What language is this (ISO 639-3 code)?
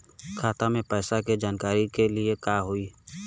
bho